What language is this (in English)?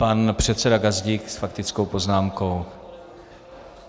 Czech